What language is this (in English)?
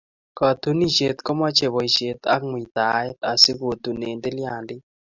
Kalenjin